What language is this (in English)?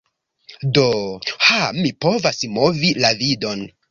Esperanto